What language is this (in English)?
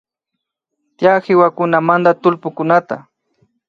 Imbabura Highland Quichua